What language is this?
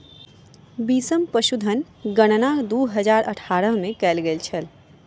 Maithili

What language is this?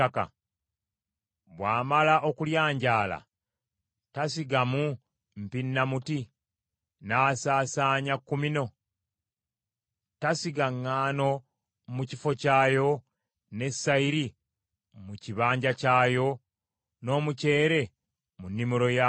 Ganda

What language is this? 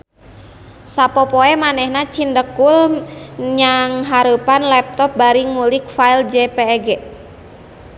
Sundanese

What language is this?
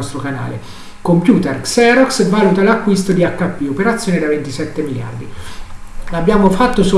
Italian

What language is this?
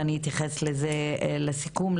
Hebrew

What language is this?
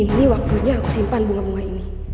Indonesian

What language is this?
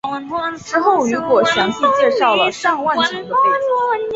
Chinese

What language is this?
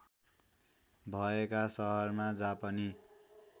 Nepali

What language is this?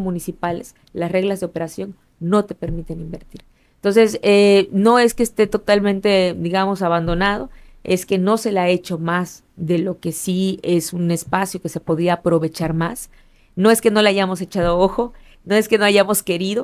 Spanish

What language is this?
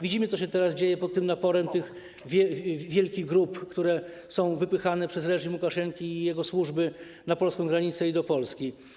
Polish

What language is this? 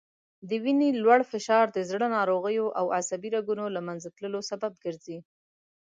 Pashto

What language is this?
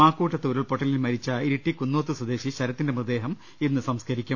Malayalam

